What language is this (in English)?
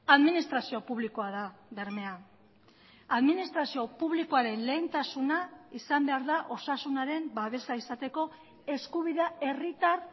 Basque